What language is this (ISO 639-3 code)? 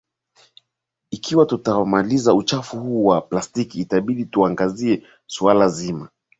swa